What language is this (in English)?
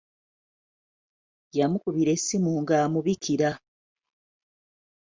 Ganda